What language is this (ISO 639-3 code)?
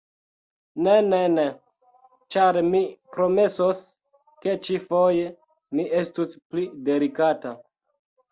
epo